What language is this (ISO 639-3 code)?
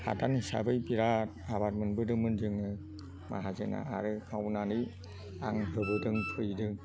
brx